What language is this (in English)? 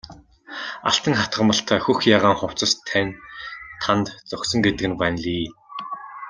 Mongolian